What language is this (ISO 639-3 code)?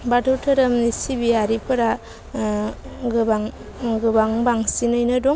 brx